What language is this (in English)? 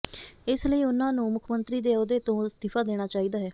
Punjabi